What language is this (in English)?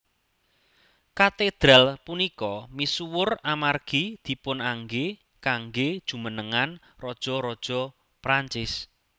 Javanese